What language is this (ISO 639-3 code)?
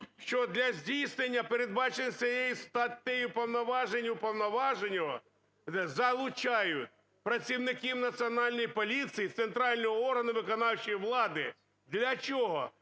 ukr